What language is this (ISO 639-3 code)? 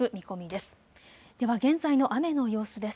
jpn